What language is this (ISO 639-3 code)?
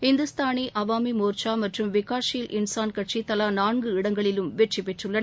tam